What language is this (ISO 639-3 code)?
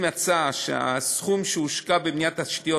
heb